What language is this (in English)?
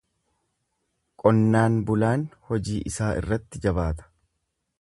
Oromo